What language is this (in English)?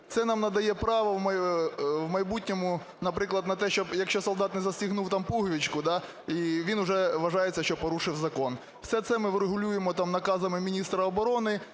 Ukrainian